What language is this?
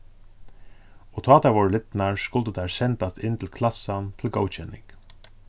Faroese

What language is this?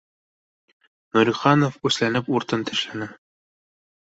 Bashkir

